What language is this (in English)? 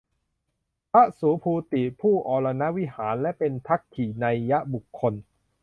Thai